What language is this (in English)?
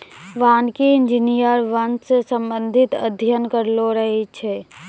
Maithili